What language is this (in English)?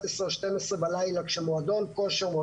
Hebrew